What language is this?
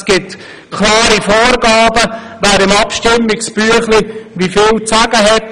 Swiss German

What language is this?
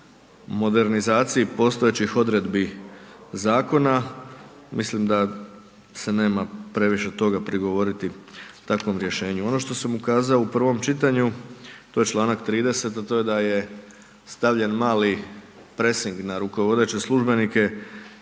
Croatian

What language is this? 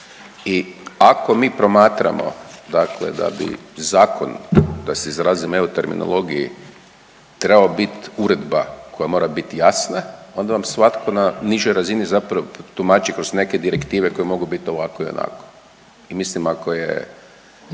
Croatian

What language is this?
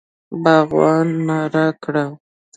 Pashto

